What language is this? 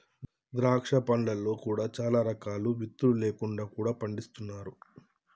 Telugu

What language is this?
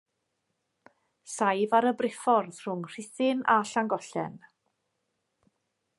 Welsh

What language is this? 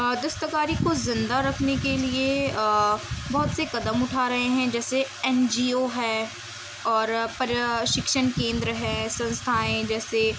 Urdu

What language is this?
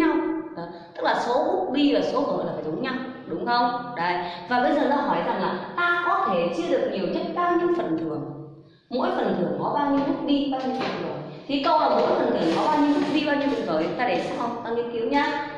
Vietnamese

